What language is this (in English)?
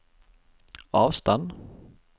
Norwegian